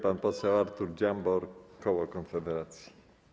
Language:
Polish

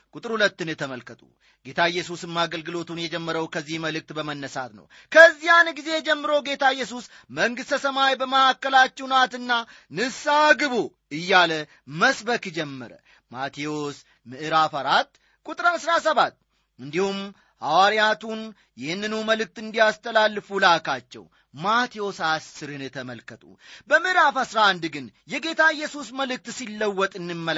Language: Amharic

